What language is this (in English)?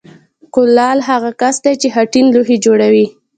Pashto